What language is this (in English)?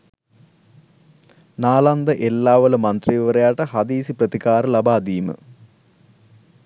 Sinhala